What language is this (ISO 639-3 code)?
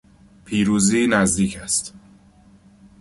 fas